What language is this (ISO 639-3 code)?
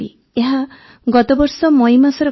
ori